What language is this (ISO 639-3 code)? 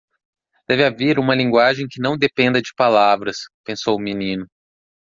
por